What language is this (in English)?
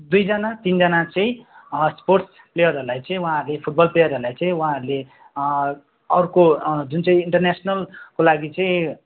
Nepali